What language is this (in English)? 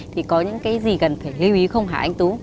Vietnamese